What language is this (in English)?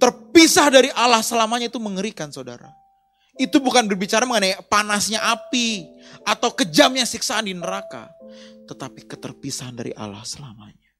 Indonesian